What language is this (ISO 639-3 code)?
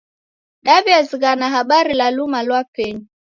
dav